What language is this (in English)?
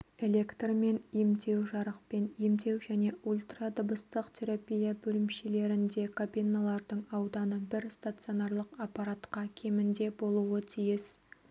Kazakh